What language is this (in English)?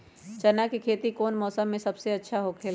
Magahi